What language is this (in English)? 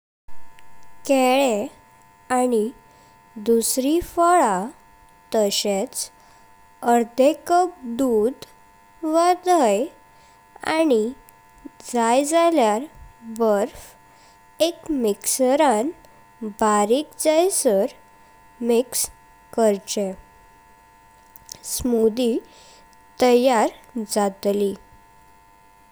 Konkani